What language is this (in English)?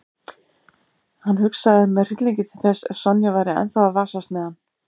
Icelandic